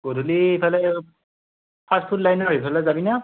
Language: Assamese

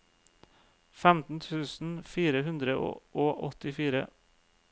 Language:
Norwegian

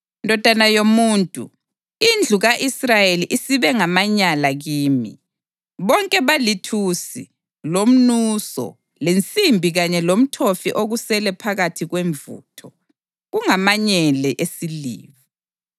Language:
North Ndebele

